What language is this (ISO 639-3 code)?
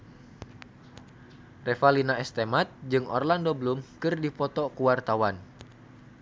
sun